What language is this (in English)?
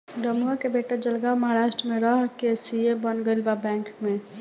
Bhojpuri